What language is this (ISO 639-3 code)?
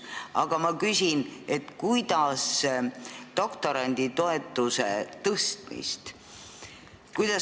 est